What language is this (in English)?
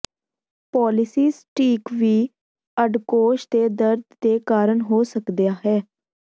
Punjabi